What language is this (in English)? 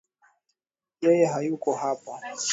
Swahili